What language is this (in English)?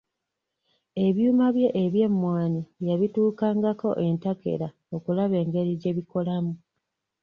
Ganda